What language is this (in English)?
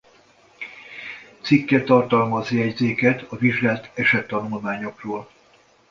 Hungarian